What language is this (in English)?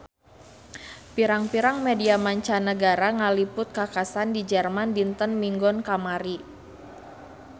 Sundanese